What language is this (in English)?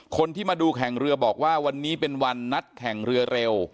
Thai